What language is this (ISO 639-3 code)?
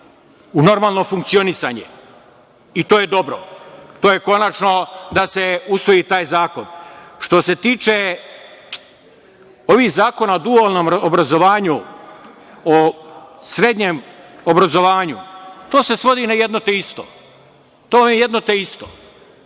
srp